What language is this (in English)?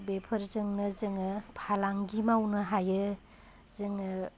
Bodo